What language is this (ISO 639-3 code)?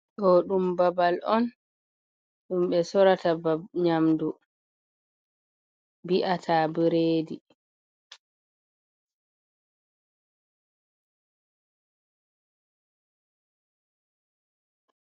ful